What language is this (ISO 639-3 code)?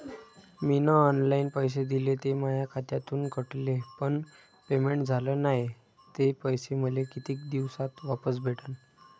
mar